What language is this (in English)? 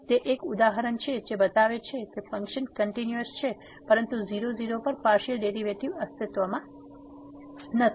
Gujarati